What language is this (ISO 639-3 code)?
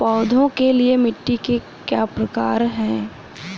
hin